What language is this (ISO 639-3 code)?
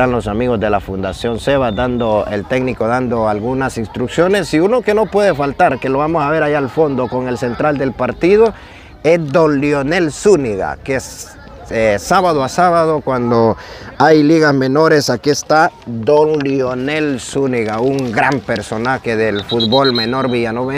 spa